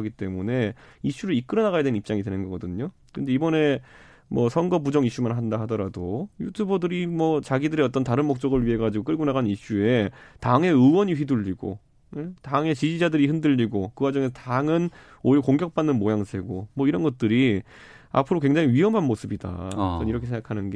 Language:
Korean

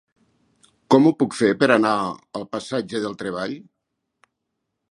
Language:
Catalan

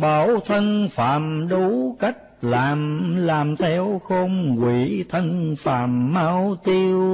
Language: Vietnamese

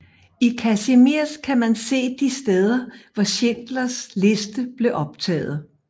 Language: Danish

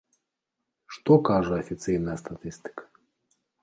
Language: Belarusian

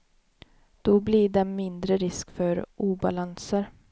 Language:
Swedish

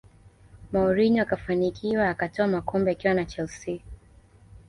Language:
Swahili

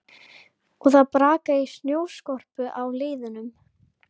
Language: Icelandic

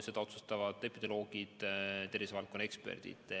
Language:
Estonian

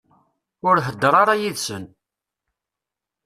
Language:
Kabyle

